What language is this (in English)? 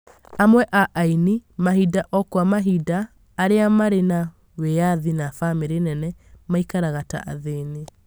Kikuyu